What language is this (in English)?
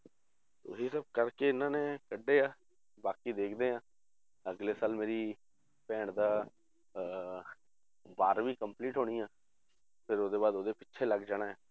Punjabi